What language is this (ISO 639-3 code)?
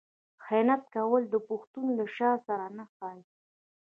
pus